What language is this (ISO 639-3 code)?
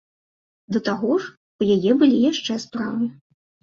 bel